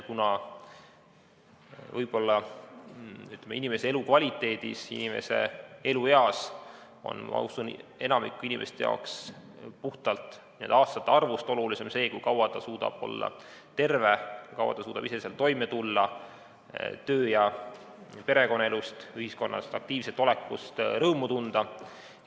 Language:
Estonian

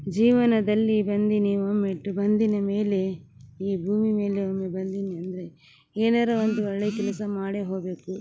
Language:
Kannada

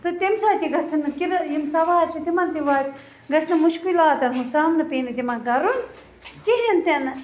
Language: Kashmiri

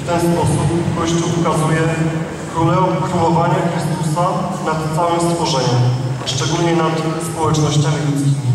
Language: Polish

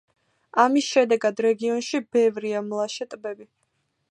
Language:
Georgian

